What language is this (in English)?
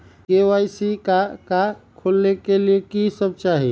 Magahi